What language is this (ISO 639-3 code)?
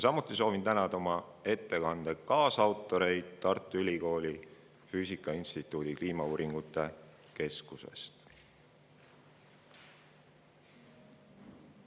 est